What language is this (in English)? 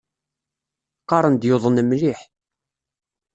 Kabyle